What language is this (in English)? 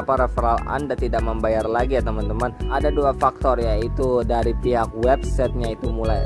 Indonesian